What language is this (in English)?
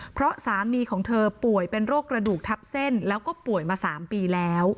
Thai